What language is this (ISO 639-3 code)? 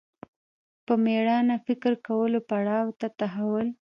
pus